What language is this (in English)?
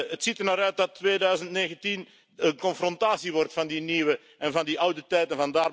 Dutch